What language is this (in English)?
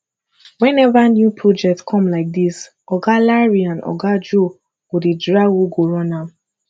Nigerian Pidgin